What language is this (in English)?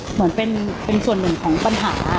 Thai